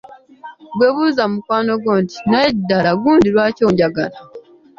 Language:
Ganda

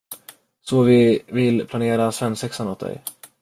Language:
Swedish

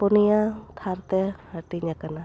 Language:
Santali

